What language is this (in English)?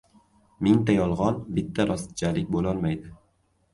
Uzbek